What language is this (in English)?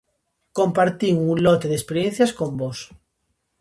Galician